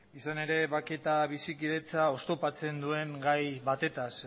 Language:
Basque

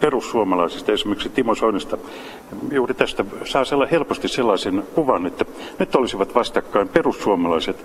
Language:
Finnish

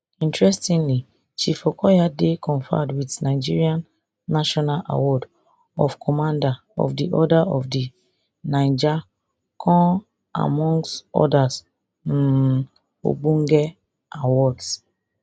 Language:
Nigerian Pidgin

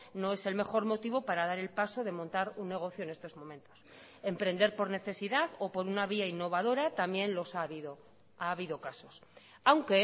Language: Spanish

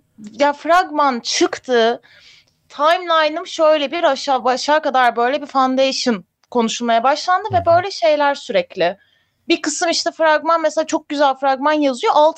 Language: Turkish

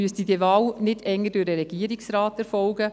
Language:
Swiss German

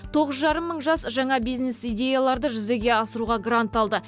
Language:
Kazakh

